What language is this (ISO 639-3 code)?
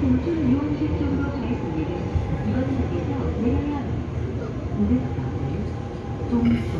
kor